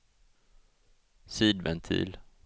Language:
Swedish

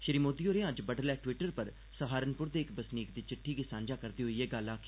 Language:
Dogri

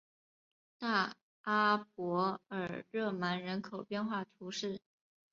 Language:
Chinese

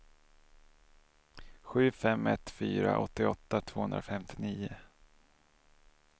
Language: Swedish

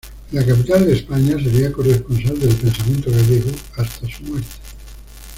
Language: Spanish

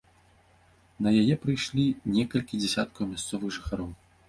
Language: Belarusian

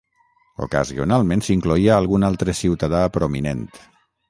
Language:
Catalan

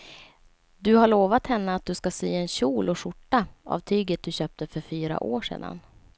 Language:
Swedish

